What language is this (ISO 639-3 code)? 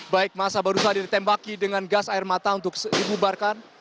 ind